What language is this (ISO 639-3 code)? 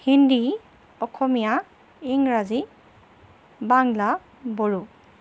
asm